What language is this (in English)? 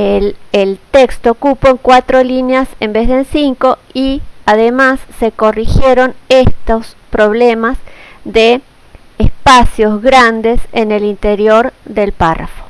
Spanish